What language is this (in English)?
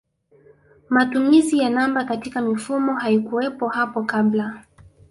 Swahili